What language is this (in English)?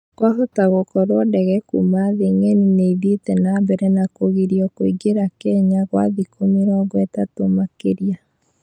Kikuyu